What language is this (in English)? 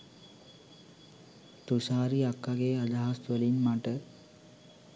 Sinhala